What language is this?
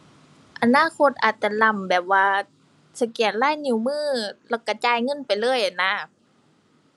Thai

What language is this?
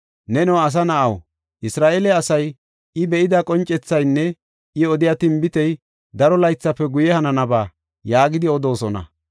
Gofa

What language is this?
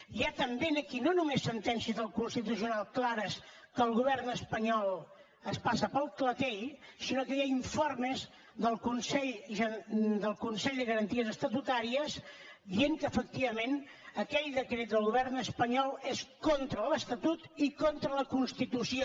Catalan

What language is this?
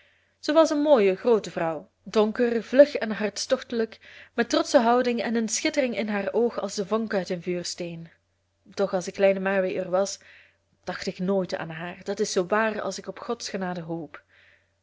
Dutch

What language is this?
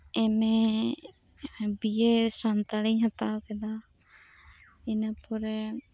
Santali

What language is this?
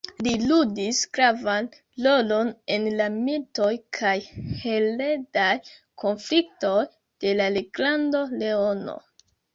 Esperanto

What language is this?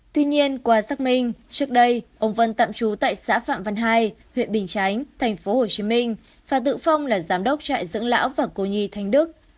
Vietnamese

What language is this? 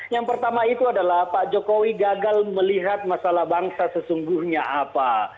Indonesian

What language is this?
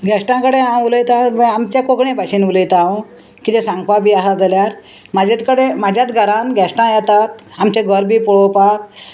Konkani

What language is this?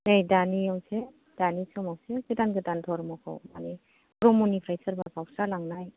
Bodo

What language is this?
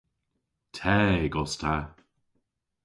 Cornish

